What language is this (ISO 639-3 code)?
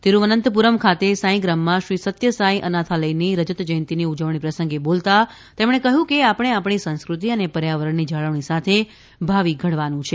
guj